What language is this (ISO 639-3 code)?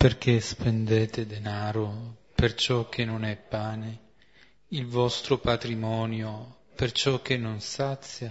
ita